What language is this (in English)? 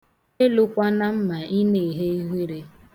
Igbo